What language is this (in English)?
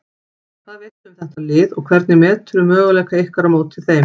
Icelandic